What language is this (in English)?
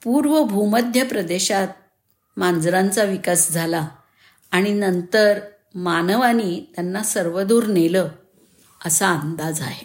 Marathi